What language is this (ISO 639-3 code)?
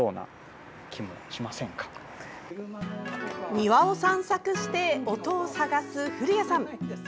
jpn